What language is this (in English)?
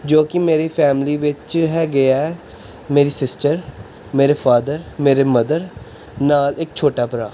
Punjabi